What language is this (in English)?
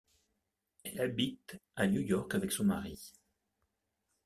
French